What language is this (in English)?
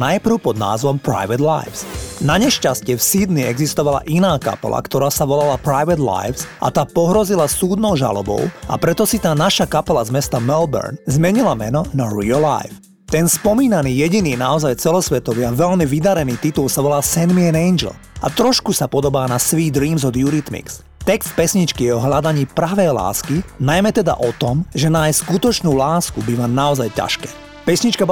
Slovak